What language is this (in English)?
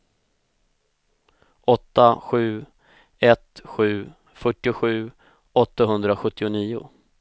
Swedish